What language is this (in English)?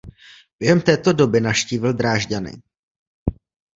Czech